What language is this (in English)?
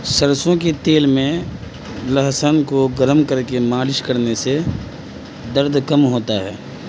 Urdu